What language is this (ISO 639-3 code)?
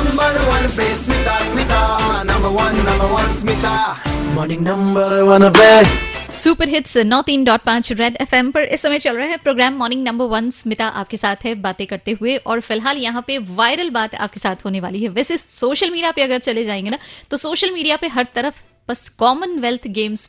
hin